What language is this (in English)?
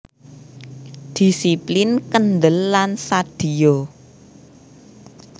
Javanese